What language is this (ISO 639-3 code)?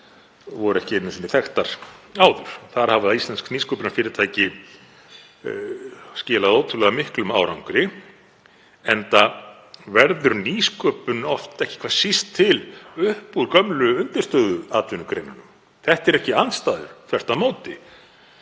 isl